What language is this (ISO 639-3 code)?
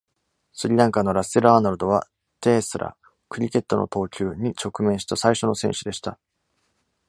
jpn